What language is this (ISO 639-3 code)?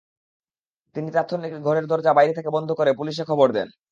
ben